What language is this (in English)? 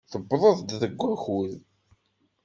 Kabyle